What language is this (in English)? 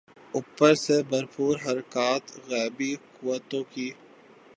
Urdu